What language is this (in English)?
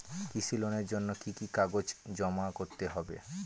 Bangla